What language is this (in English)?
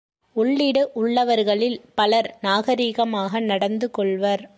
Tamil